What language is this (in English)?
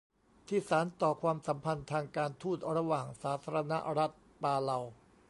Thai